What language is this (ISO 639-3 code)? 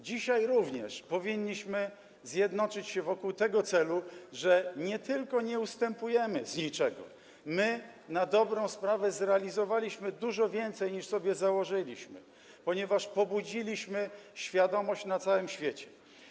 pol